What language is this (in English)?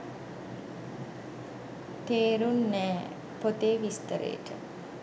Sinhala